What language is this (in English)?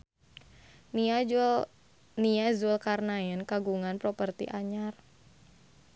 Sundanese